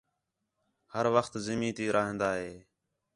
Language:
Khetrani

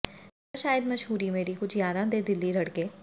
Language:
Punjabi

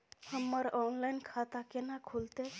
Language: Maithili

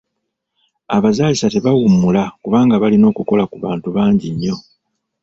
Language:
Ganda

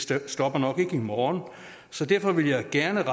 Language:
Danish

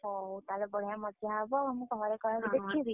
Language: Odia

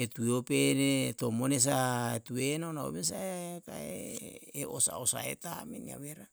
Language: Yalahatan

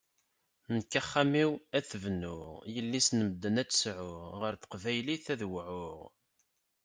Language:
Kabyle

